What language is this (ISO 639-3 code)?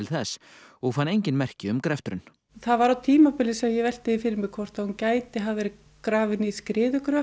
isl